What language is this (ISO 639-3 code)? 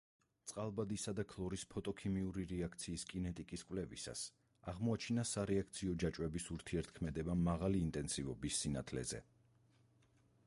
kat